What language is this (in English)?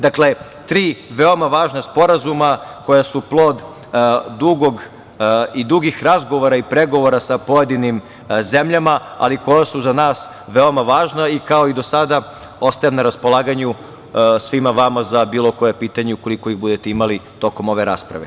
Serbian